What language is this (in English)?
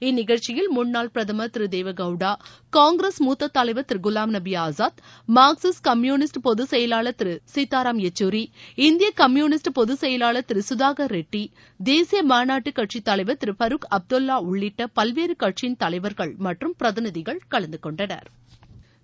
Tamil